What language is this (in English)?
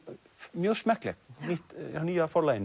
Icelandic